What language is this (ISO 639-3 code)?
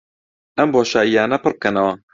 ckb